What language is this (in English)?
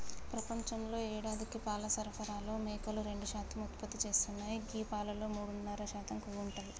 Telugu